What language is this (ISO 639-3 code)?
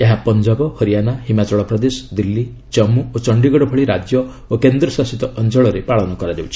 ori